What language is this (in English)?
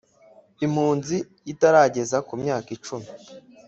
Kinyarwanda